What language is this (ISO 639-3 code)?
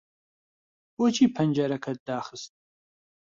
ckb